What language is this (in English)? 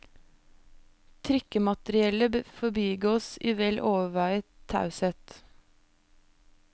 Norwegian